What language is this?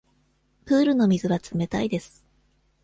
Japanese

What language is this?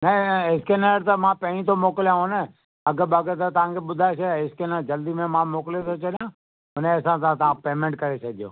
Sindhi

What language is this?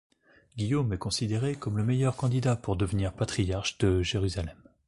French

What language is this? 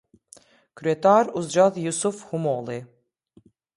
Albanian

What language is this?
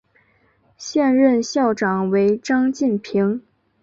Chinese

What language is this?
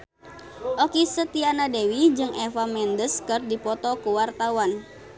Sundanese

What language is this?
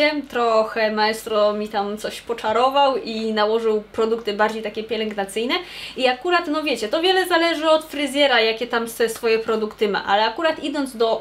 Polish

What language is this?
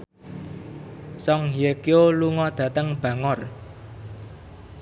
Javanese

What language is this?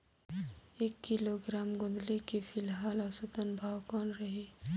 Chhattisgarhi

